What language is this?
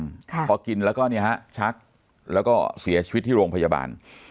Thai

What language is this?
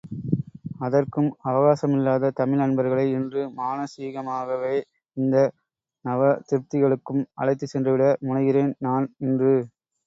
Tamil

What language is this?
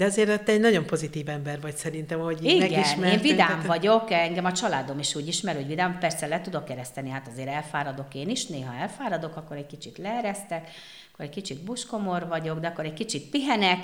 Hungarian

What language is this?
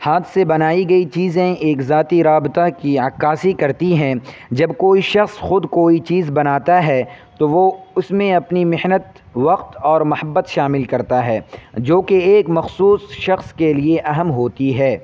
Urdu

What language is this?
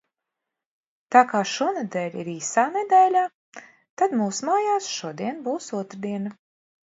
Latvian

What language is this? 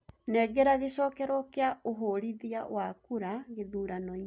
Kikuyu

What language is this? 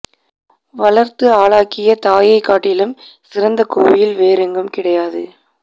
Tamil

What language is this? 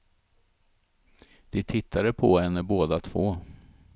Swedish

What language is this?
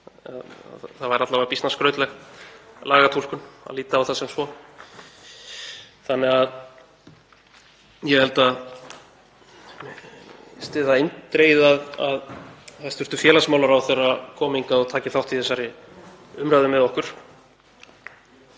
Icelandic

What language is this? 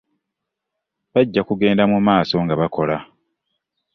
Ganda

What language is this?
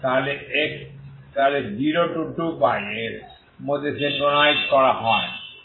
Bangla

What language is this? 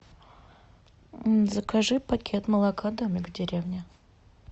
Russian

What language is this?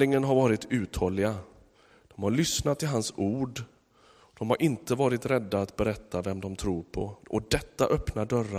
Swedish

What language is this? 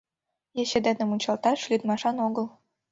Mari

